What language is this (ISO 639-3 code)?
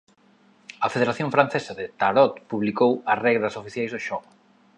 glg